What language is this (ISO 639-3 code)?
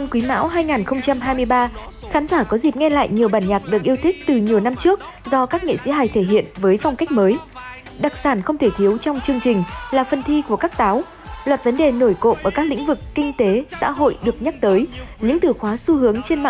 vie